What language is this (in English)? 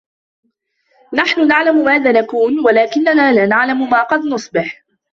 Arabic